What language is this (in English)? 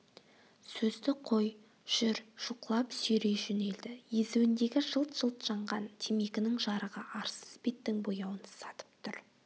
Kazakh